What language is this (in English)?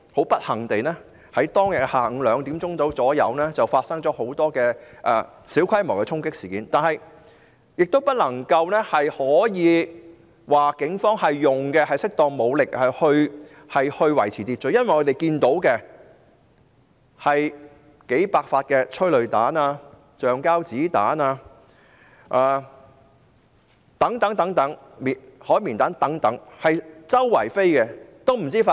Cantonese